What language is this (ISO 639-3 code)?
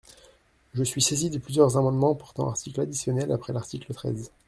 fra